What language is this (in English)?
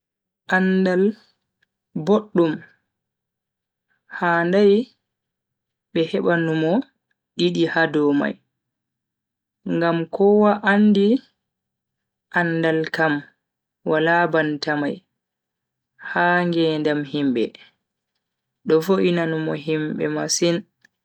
Bagirmi Fulfulde